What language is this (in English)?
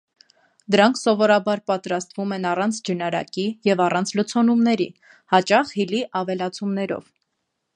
Armenian